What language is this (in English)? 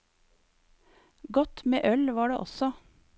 Norwegian